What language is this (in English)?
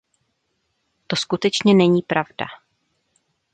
Czech